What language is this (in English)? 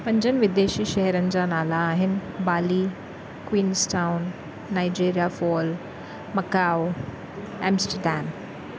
Sindhi